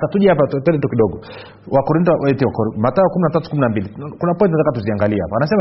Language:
Swahili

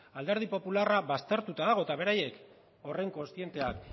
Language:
Basque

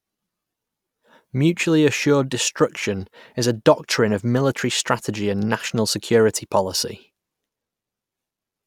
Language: English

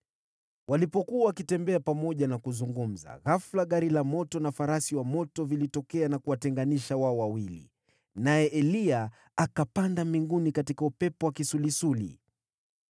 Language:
Swahili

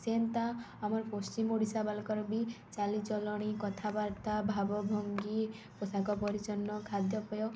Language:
Odia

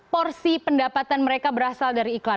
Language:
Indonesian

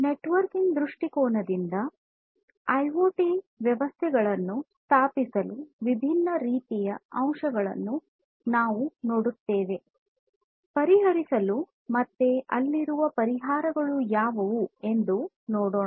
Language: Kannada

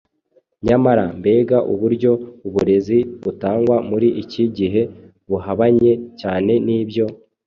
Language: Kinyarwanda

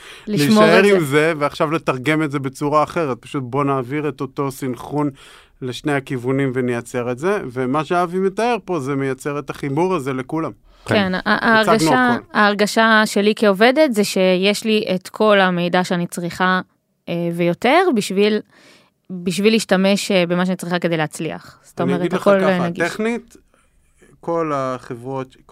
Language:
Hebrew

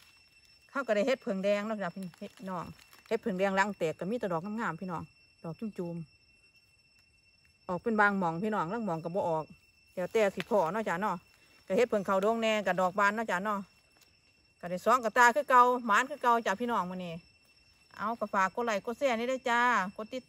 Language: Thai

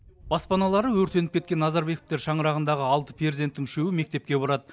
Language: Kazakh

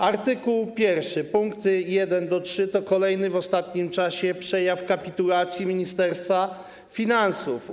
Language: Polish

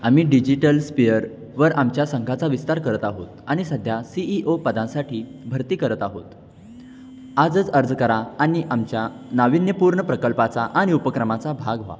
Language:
Marathi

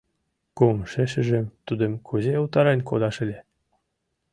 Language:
Mari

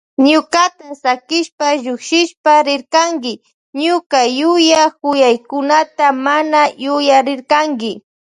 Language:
Loja Highland Quichua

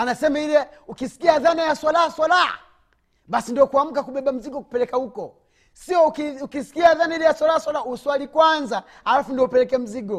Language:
Swahili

